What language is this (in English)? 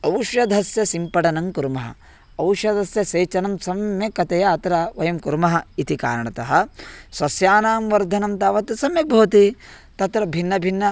Sanskrit